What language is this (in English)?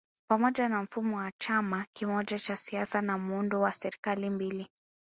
Swahili